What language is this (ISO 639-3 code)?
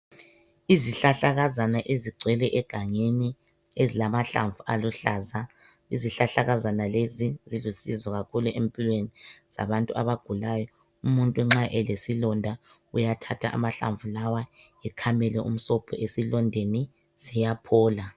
nde